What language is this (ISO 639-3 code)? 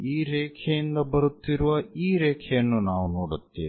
kan